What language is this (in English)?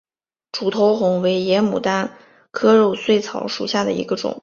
Chinese